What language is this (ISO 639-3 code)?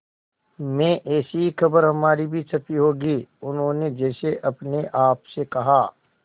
hin